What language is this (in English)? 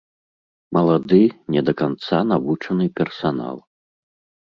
Belarusian